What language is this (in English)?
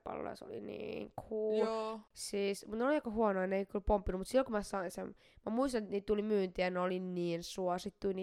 Finnish